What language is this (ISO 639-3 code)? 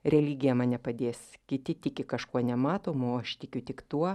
lit